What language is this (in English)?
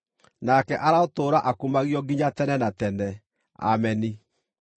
Kikuyu